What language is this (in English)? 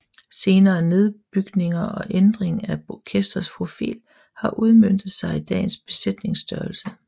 Danish